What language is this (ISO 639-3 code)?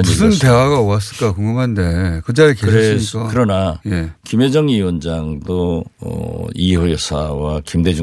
kor